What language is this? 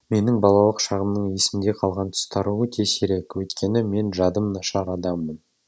Kazakh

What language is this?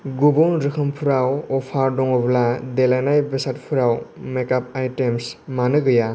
Bodo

